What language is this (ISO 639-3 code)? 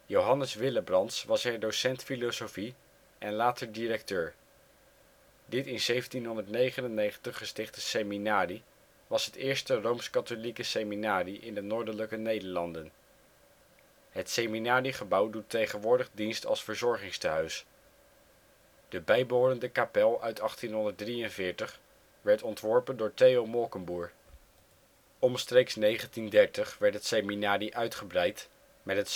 nld